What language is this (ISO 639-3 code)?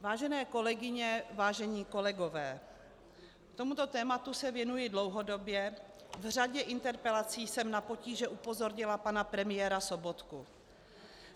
ces